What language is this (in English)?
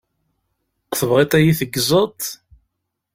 Kabyle